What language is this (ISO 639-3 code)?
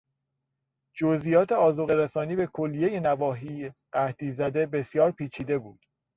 fas